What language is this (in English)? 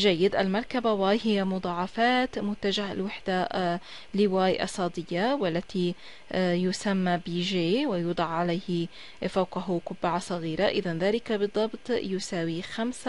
Arabic